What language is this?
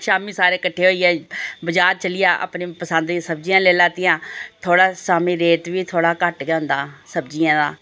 Dogri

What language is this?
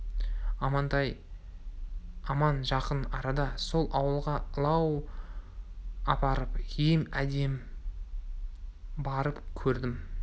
Kazakh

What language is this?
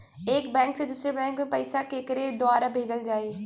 Bhojpuri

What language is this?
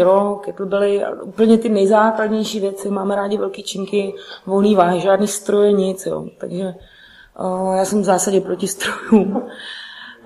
Czech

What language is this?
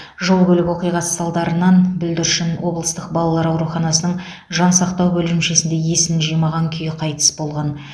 Kazakh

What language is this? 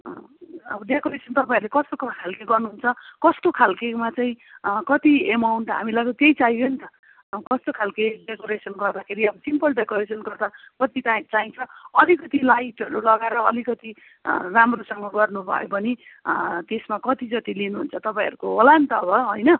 Nepali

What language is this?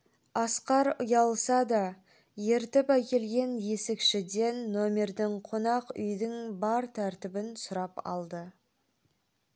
Kazakh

